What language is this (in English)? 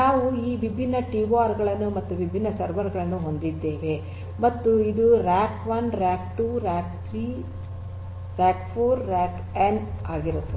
Kannada